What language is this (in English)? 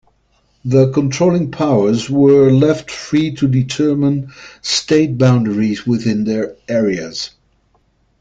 English